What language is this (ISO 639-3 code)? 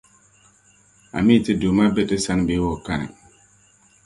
dag